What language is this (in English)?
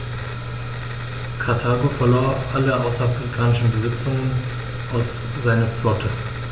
German